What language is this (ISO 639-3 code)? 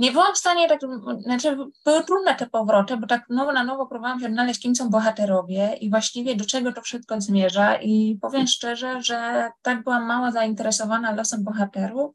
pol